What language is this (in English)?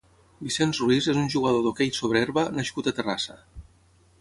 Catalan